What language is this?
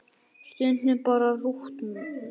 Icelandic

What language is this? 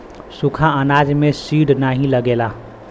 Bhojpuri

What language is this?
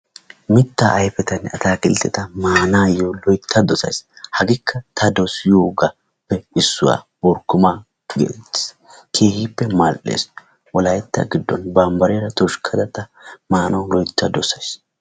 Wolaytta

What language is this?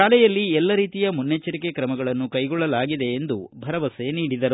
Kannada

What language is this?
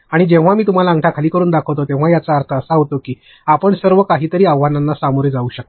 Marathi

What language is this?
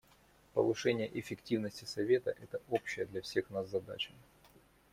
Russian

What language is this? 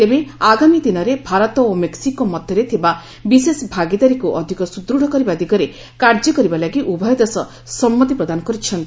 Odia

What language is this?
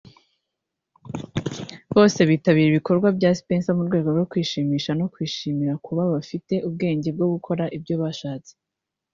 Kinyarwanda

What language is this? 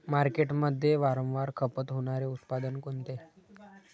Marathi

